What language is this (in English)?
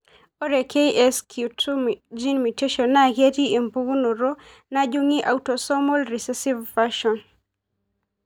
Masai